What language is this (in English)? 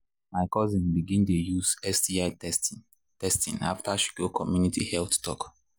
Nigerian Pidgin